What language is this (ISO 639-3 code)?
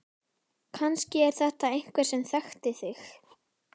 isl